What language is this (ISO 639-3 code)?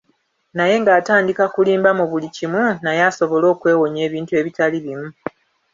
lug